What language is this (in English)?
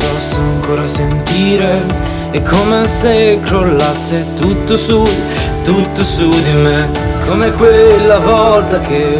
Italian